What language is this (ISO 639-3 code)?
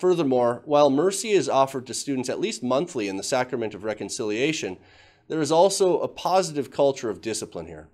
eng